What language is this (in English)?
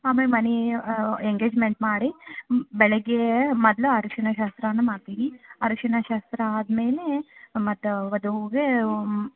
Kannada